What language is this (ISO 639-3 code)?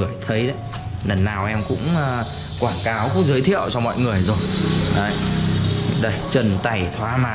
vie